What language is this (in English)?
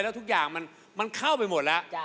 Thai